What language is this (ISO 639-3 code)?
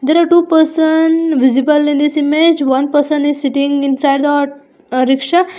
eng